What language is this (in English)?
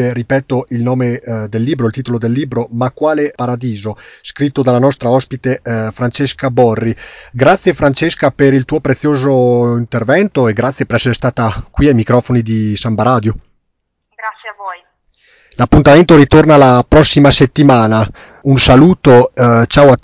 Italian